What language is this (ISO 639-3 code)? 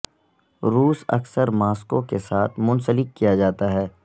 urd